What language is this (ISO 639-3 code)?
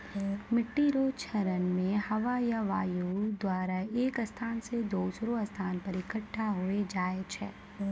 mai